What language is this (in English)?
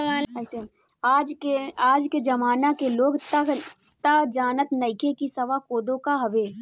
Bhojpuri